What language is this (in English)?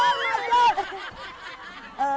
Thai